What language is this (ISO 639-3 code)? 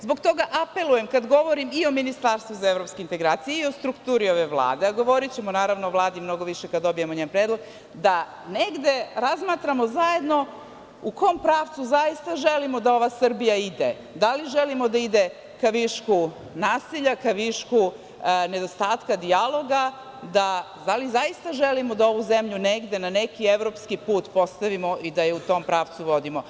srp